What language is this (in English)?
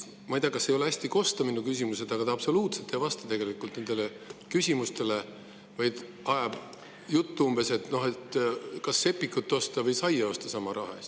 Estonian